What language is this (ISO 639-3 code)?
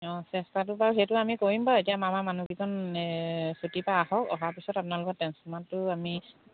asm